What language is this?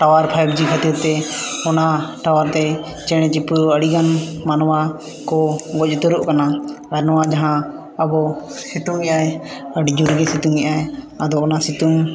Santali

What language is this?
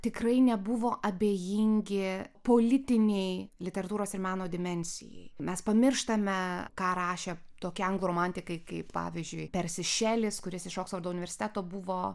Lithuanian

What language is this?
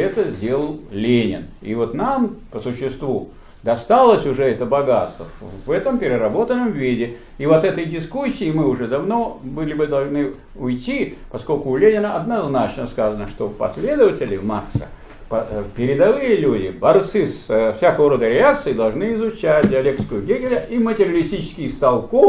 Russian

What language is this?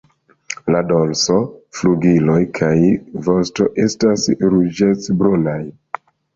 Esperanto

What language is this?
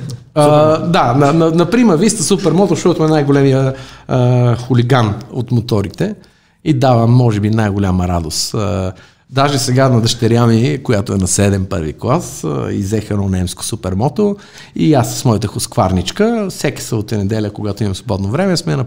Bulgarian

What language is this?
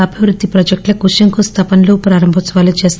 Telugu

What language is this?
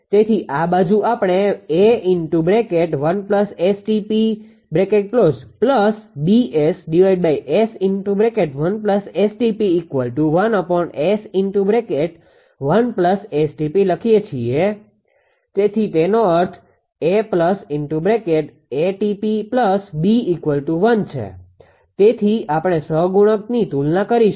Gujarati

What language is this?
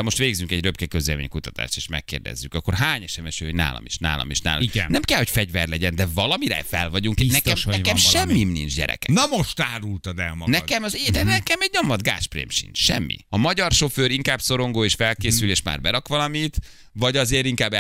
Hungarian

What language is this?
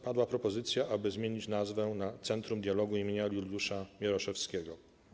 Polish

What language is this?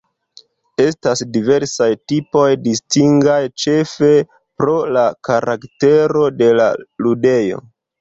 Esperanto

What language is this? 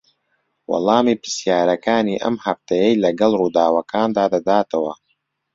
Central Kurdish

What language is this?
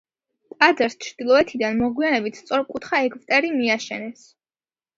Georgian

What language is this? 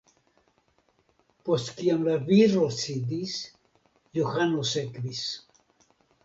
Esperanto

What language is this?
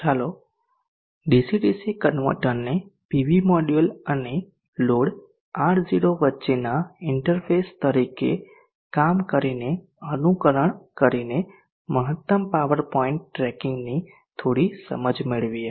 Gujarati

